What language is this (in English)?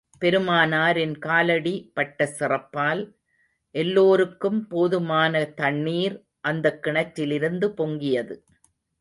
Tamil